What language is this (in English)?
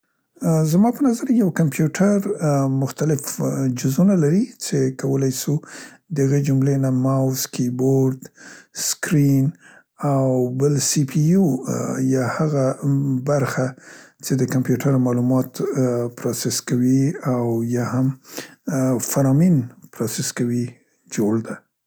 Central Pashto